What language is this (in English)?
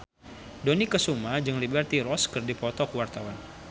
Sundanese